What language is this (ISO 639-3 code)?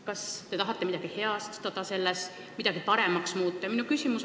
est